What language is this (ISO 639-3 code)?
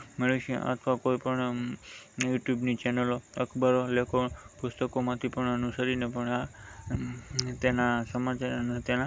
guj